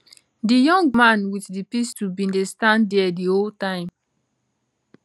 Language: Nigerian Pidgin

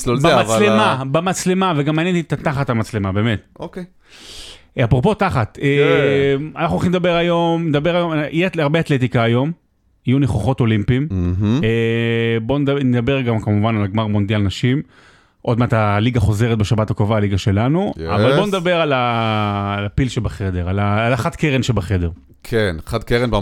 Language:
Hebrew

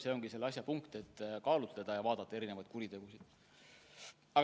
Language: Estonian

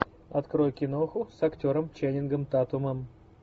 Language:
Russian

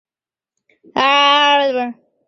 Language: Chinese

